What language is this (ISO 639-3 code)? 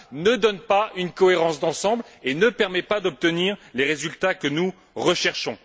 fra